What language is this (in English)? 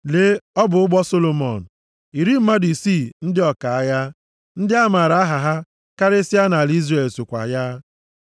Igbo